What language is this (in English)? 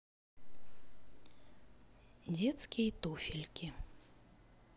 Russian